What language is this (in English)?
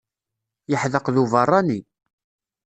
Kabyle